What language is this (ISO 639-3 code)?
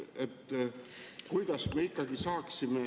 est